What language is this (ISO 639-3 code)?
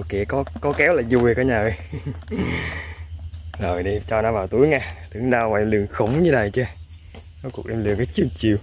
vie